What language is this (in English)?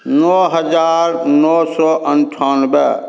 Maithili